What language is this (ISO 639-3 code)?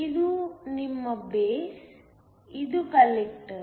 kan